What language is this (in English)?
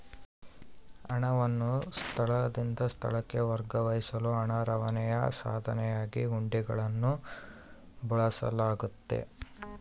Kannada